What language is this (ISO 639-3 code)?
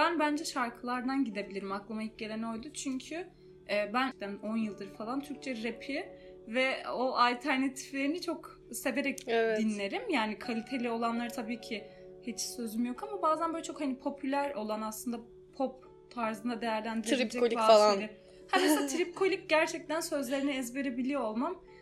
tur